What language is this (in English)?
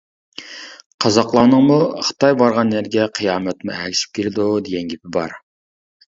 Uyghur